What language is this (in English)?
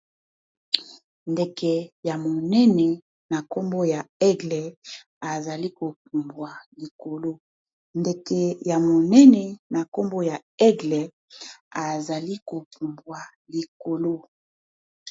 Lingala